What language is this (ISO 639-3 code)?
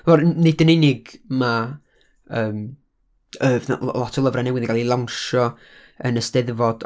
cym